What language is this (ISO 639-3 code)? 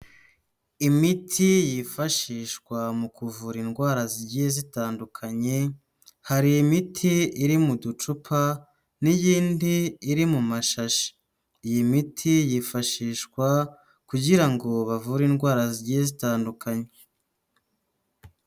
kin